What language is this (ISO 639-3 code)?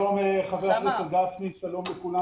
heb